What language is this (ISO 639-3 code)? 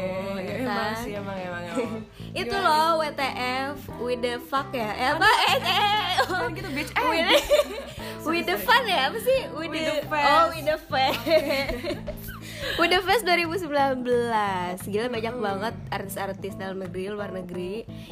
ind